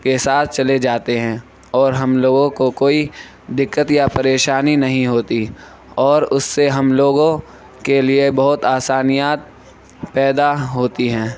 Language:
Urdu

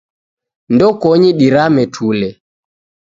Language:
Taita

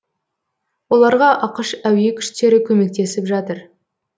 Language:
Kazakh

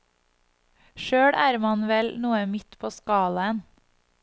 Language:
Norwegian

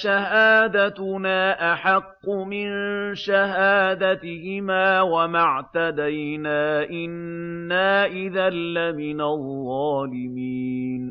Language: Arabic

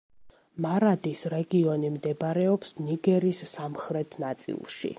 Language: Georgian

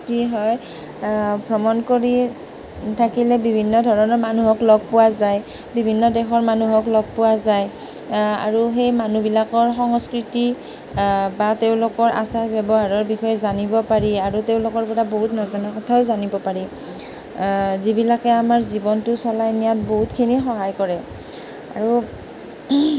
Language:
Assamese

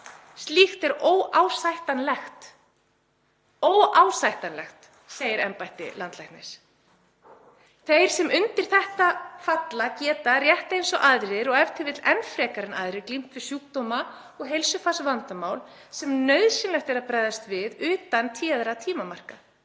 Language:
Icelandic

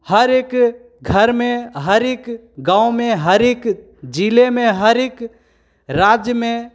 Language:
Hindi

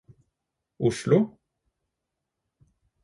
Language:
Norwegian Bokmål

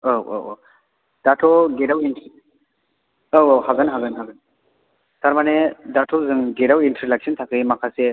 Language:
Bodo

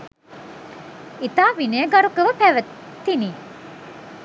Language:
Sinhala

